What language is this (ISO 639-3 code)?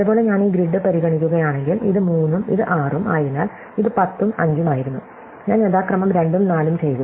mal